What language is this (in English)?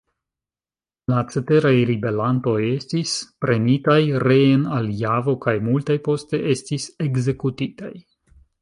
Esperanto